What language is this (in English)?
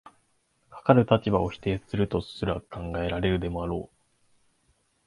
Japanese